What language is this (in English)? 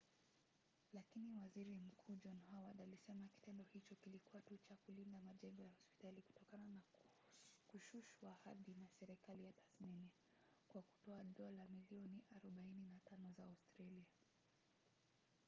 Swahili